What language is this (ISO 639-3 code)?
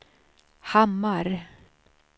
swe